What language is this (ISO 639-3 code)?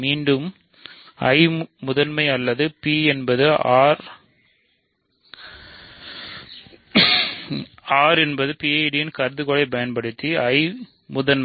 tam